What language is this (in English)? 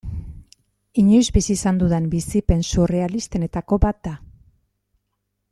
Basque